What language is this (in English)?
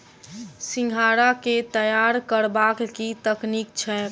Maithili